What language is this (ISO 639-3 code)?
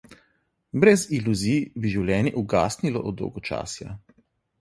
slv